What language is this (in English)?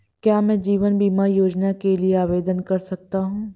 Hindi